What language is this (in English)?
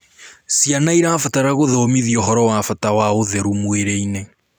Kikuyu